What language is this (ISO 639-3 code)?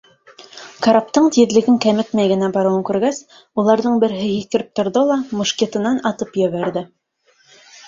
bak